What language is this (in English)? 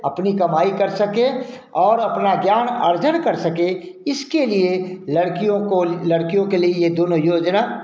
Hindi